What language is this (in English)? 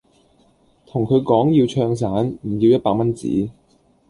Cantonese